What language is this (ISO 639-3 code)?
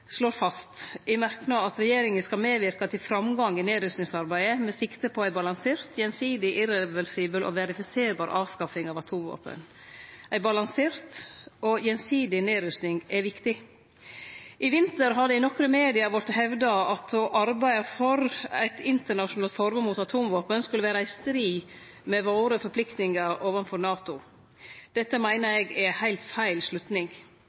nno